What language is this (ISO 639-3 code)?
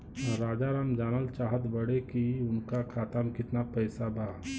bho